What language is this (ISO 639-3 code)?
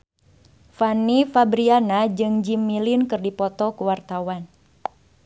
sun